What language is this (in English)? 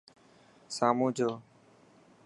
Dhatki